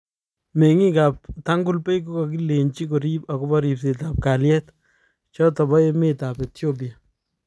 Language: Kalenjin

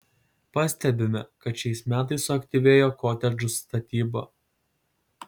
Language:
Lithuanian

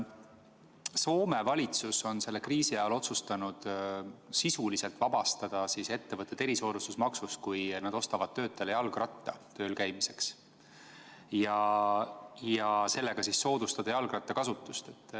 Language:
Estonian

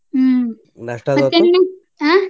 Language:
Kannada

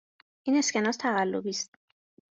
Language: Persian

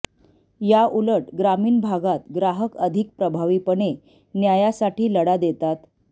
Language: Marathi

